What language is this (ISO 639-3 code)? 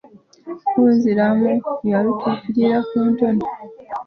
lug